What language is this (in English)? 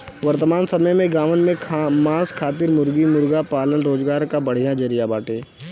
Bhojpuri